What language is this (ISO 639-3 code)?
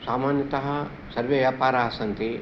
san